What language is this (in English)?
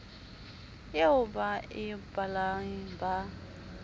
Southern Sotho